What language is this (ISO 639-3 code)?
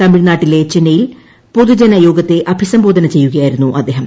mal